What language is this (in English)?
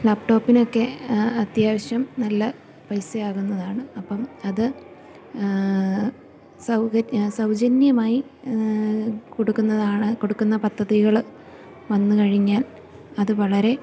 Malayalam